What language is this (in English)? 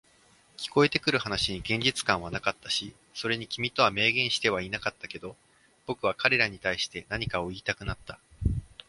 Japanese